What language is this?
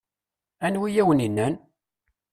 Kabyle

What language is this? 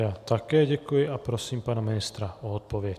Czech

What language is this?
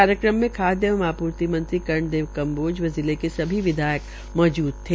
Hindi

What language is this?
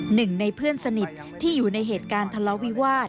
Thai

